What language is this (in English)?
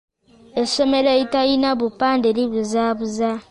Ganda